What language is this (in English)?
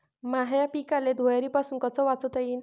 Marathi